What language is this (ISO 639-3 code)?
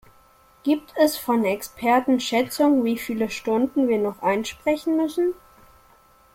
deu